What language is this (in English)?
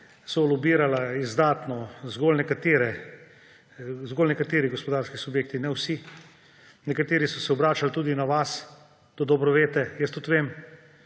Slovenian